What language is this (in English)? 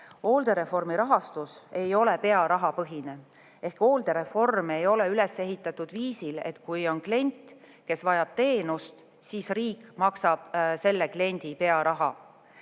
Estonian